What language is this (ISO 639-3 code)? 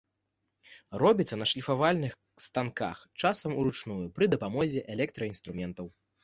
bel